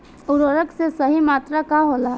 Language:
Bhojpuri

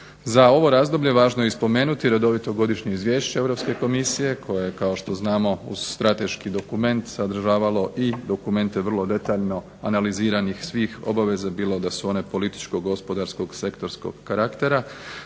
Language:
Croatian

